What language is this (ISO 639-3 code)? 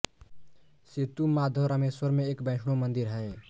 hin